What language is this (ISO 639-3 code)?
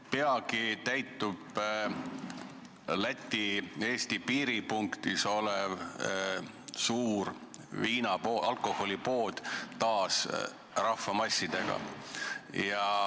est